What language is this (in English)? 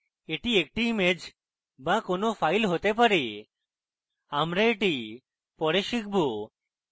Bangla